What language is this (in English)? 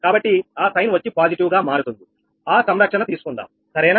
Telugu